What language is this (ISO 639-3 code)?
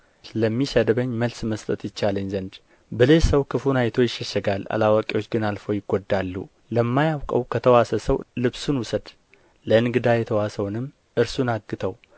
amh